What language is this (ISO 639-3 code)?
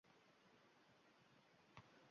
uzb